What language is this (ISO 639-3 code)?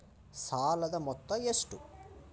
kan